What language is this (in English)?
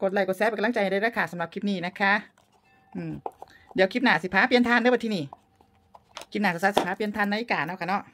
Thai